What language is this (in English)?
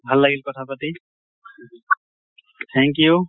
Assamese